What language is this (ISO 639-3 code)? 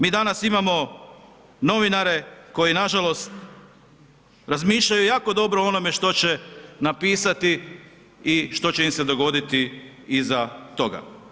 hrv